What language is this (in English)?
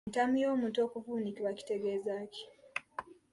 Ganda